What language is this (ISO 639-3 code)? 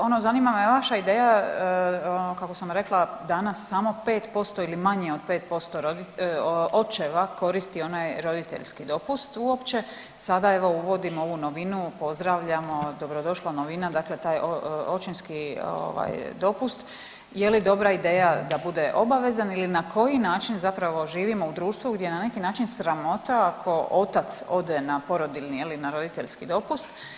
hrv